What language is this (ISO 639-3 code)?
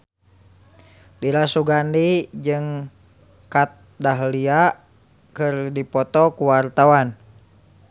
sun